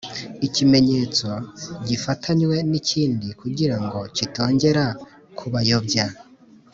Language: Kinyarwanda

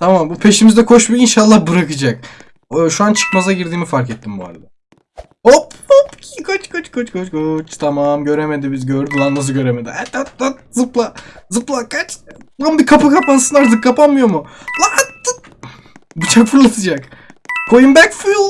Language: Turkish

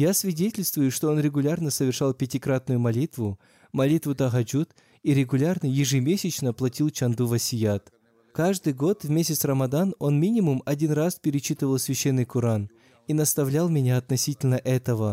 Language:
Russian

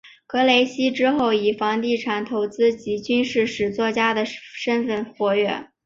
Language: Chinese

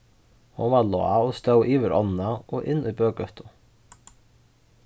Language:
Faroese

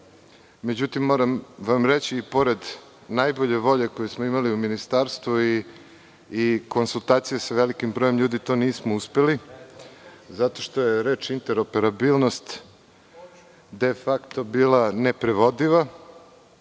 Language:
Serbian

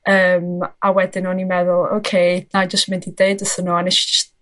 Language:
Welsh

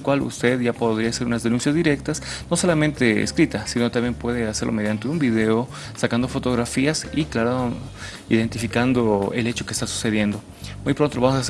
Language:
Spanish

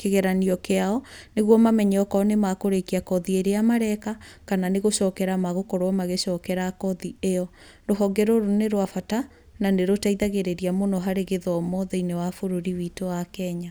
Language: Kikuyu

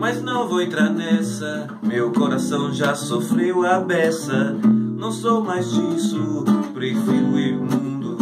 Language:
Portuguese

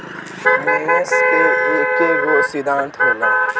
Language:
Bhojpuri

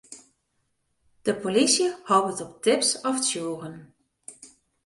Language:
Western Frisian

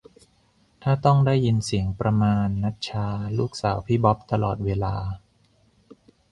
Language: Thai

